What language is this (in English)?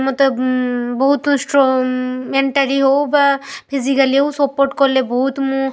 Odia